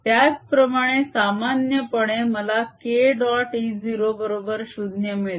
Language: Marathi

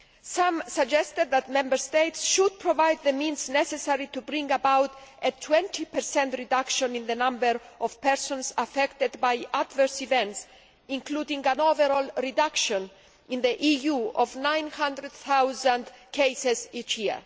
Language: English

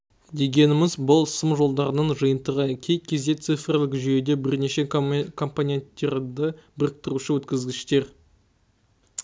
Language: Kazakh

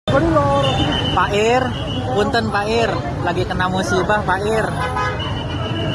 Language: Indonesian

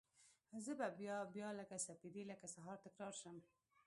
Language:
Pashto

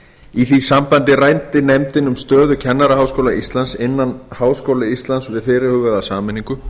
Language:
Icelandic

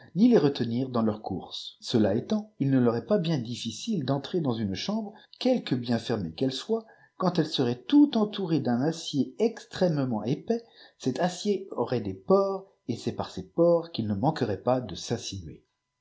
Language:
French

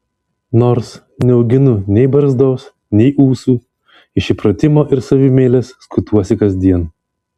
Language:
Lithuanian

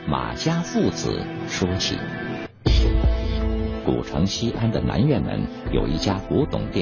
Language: Chinese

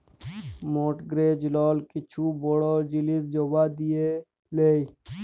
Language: Bangla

